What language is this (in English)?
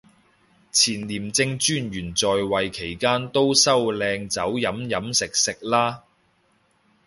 Cantonese